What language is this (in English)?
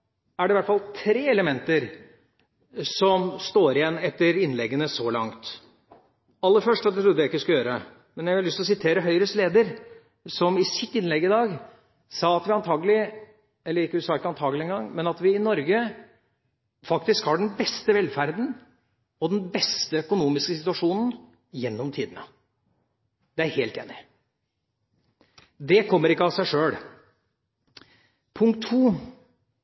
Norwegian Bokmål